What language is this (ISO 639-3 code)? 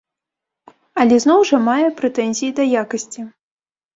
bel